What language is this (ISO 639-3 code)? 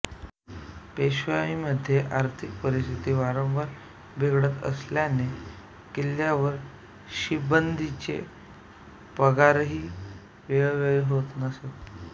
mar